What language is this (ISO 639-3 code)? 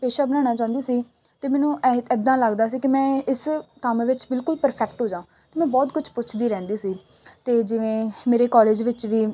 pan